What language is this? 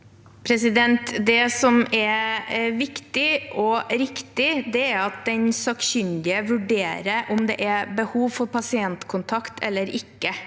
Norwegian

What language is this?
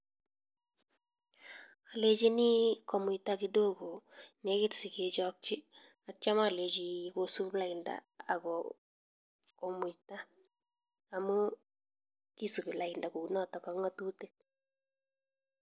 Kalenjin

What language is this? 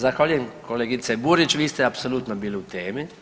Croatian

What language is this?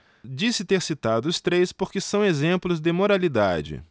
Portuguese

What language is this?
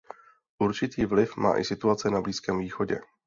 Czech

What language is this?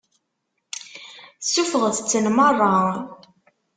Kabyle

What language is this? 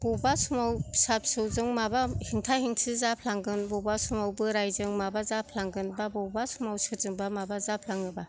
Bodo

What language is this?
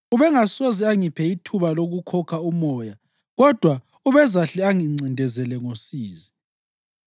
North Ndebele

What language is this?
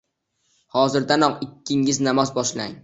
Uzbek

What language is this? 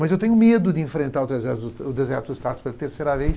Portuguese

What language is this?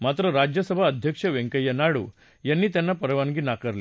Marathi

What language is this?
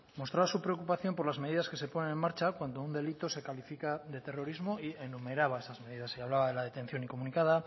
Spanish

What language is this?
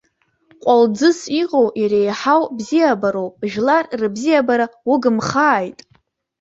Abkhazian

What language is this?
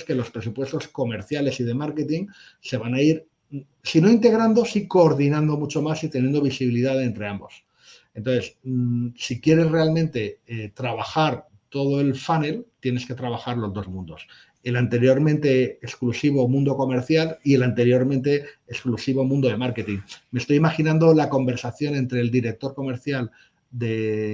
Spanish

